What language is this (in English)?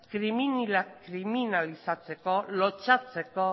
Basque